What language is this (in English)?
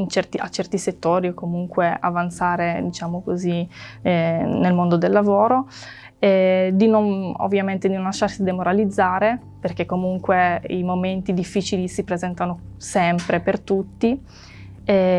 Italian